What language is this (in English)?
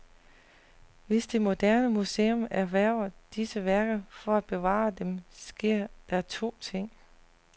Danish